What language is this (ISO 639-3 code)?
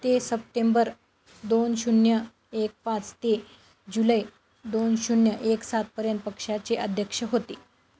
mar